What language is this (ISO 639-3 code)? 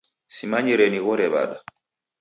dav